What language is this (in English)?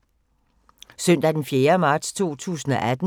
Danish